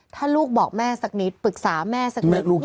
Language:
Thai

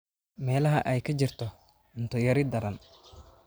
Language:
Somali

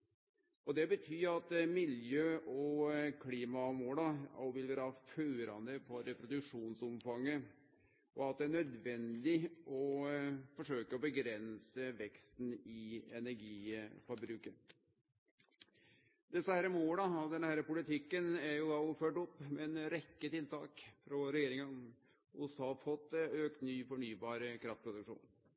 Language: Norwegian Nynorsk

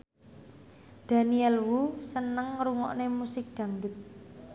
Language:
Javanese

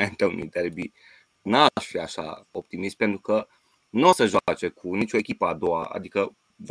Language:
Romanian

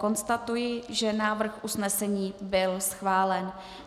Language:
Czech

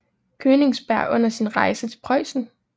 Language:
Danish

